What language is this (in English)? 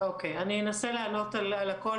Hebrew